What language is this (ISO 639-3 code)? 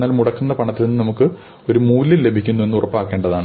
mal